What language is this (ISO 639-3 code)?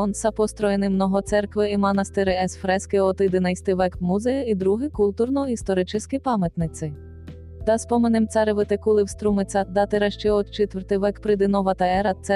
bul